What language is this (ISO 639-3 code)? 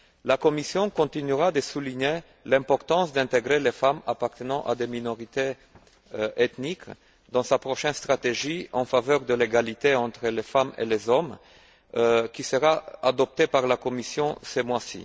fra